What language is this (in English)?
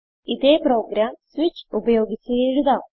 Malayalam